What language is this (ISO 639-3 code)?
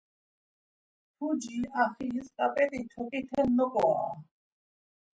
lzz